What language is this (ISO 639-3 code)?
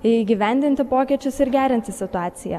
lit